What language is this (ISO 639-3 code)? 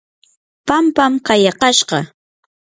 qur